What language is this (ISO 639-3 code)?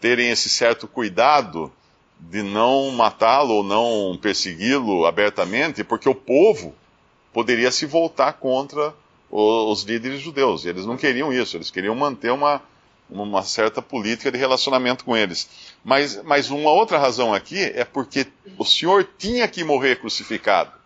por